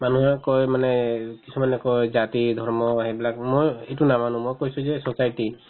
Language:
Assamese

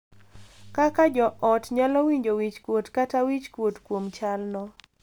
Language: Luo (Kenya and Tanzania)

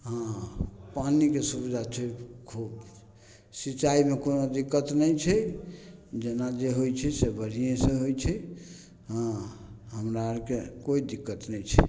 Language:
Maithili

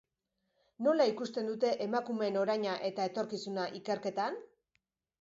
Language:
Basque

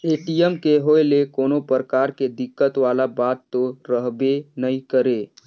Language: Chhattisgarhi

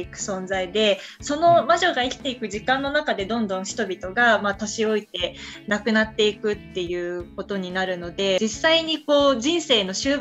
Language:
Japanese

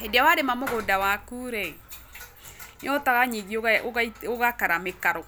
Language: Kikuyu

